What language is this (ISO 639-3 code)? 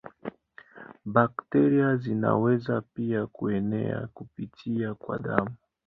swa